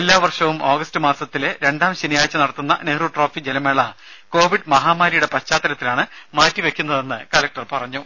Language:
Malayalam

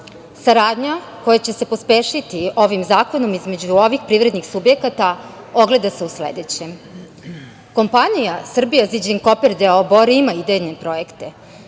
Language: Serbian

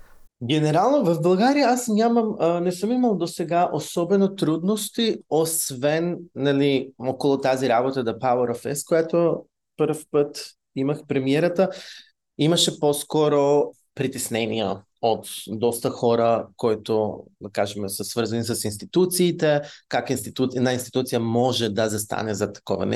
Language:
Bulgarian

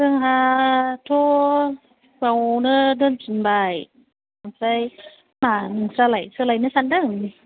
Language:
Bodo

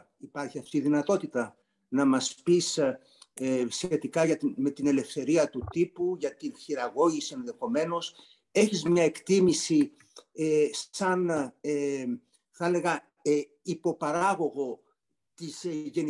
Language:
Greek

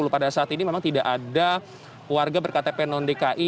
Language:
Indonesian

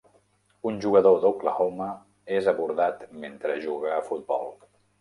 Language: Catalan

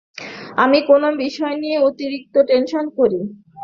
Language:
Bangla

